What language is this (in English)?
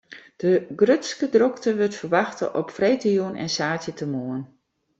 Western Frisian